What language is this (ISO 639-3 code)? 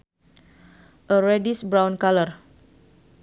sun